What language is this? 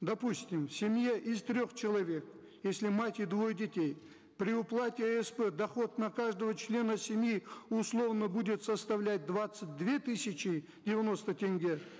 Kazakh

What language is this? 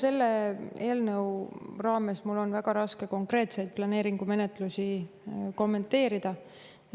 Estonian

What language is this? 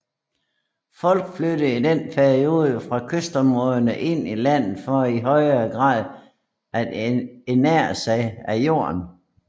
Danish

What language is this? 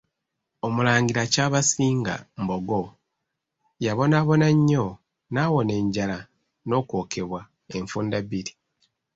Ganda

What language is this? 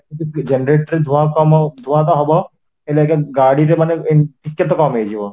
Odia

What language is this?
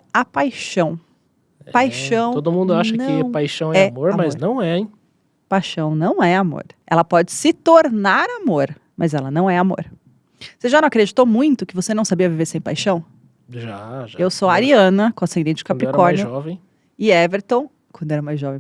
Portuguese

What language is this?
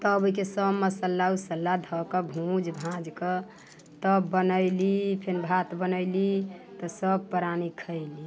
Maithili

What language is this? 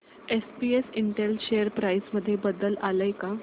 Marathi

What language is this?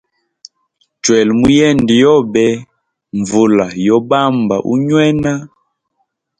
Hemba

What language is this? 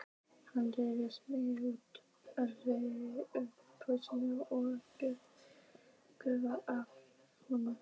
Icelandic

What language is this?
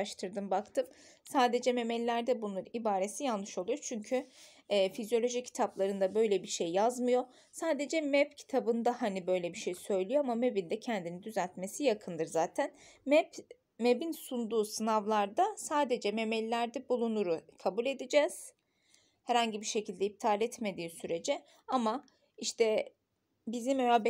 Turkish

